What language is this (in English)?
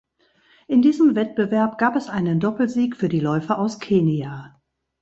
German